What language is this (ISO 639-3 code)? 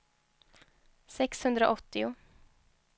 swe